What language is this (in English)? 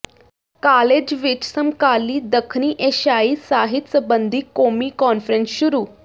Punjabi